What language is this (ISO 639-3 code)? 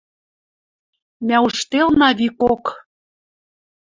mrj